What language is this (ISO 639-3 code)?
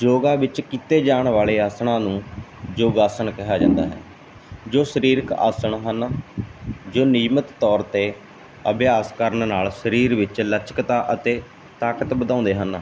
pan